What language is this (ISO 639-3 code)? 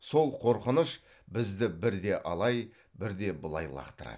kaz